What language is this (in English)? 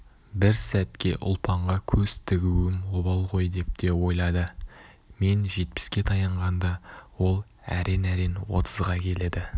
Kazakh